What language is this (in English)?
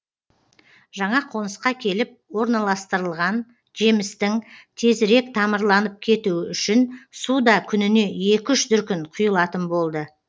Kazakh